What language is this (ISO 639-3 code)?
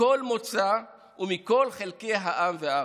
heb